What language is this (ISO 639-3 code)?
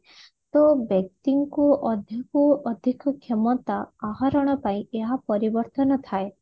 ori